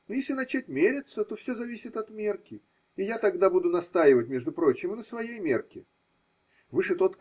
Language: Russian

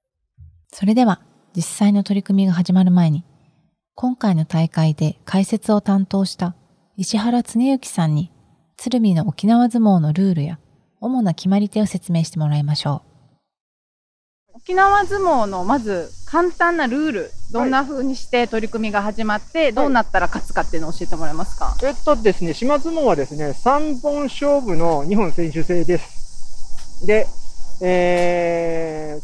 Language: Japanese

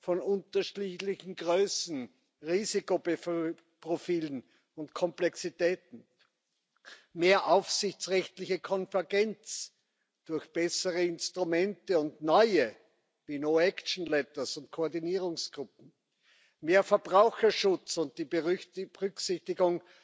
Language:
German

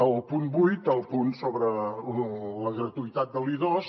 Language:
Catalan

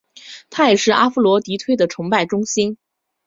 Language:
Chinese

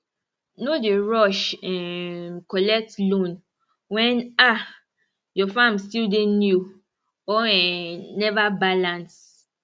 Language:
Nigerian Pidgin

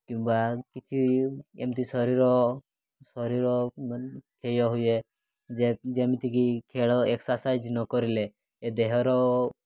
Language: Odia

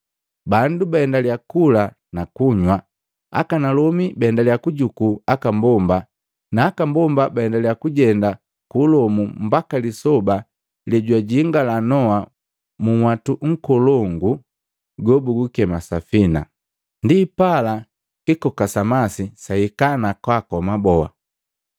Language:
Matengo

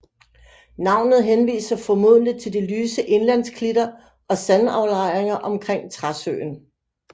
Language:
Danish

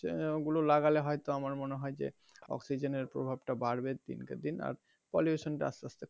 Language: Bangla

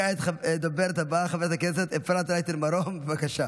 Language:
Hebrew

